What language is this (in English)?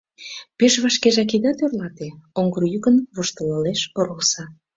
Mari